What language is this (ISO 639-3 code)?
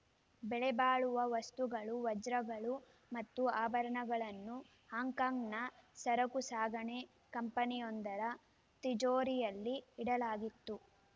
kan